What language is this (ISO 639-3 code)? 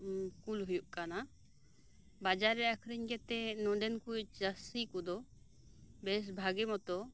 sat